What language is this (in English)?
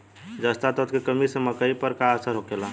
Bhojpuri